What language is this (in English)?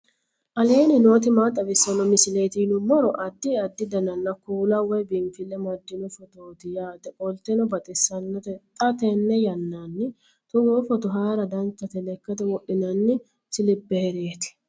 Sidamo